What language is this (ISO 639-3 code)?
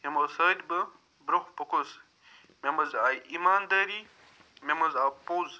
kas